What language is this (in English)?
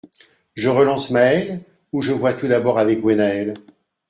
French